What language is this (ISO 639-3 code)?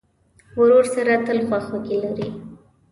pus